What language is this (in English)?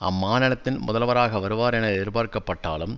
Tamil